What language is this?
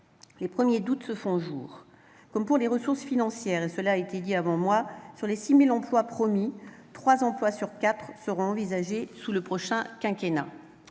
French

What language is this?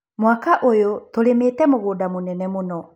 Kikuyu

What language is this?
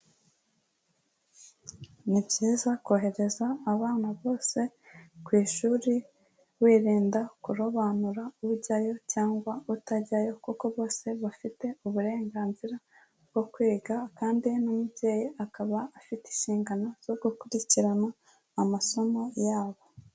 Kinyarwanda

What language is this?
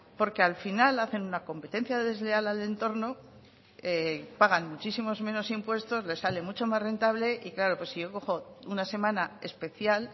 Spanish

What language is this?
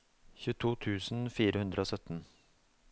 Norwegian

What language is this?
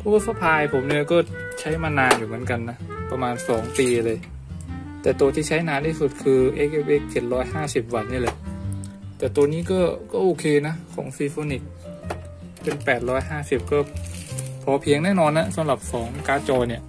Thai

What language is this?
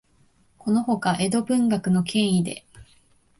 Japanese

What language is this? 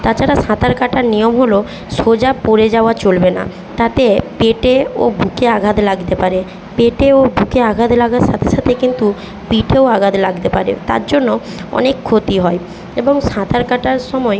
Bangla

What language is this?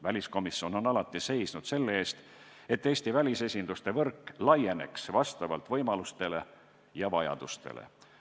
Estonian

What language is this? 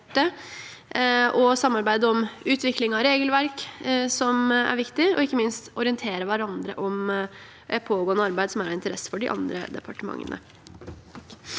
Norwegian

